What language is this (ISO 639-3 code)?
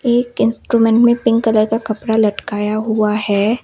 hin